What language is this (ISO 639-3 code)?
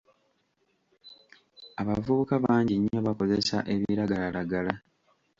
lug